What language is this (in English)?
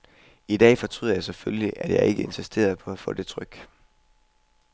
Danish